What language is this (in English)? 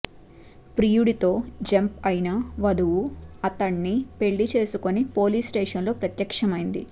Telugu